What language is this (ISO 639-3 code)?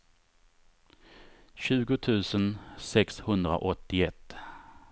swe